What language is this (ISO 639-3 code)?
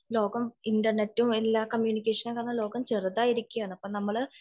mal